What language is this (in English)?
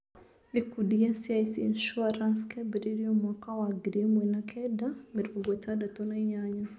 Kikuyu